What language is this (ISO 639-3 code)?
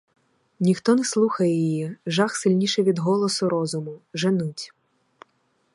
ukr